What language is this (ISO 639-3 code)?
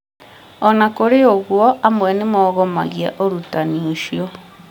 kik